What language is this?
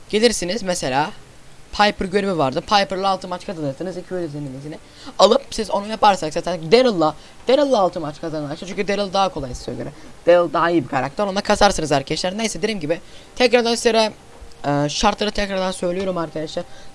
Turkish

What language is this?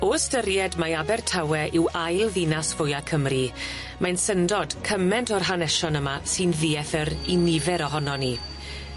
Welsh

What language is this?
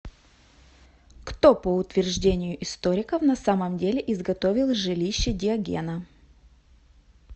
Russian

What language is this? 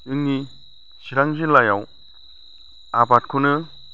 Bodo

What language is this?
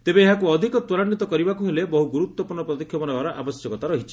Odia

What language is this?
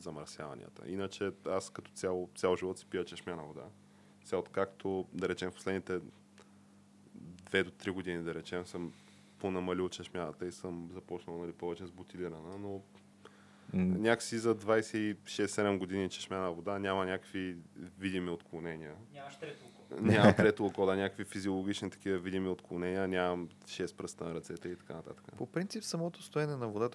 Bulgarian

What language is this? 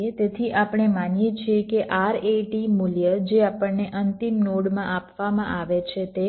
Gujarati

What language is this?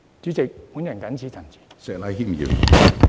Cantonese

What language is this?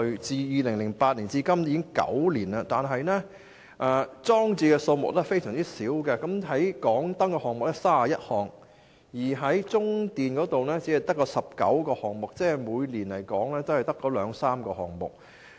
Cantonese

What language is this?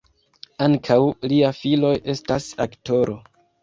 Esperanto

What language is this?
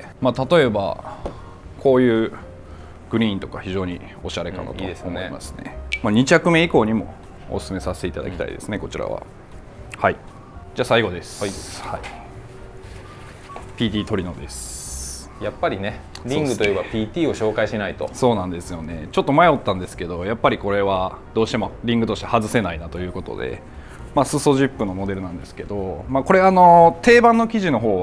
Japanese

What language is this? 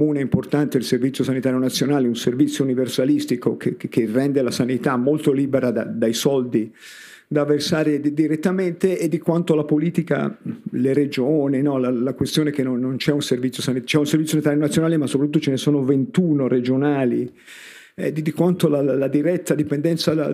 Italian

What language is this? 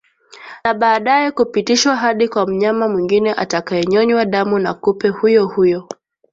Swahili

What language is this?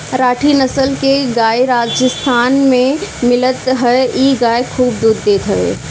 Bhojpuri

